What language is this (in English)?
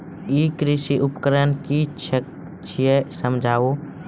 Maithili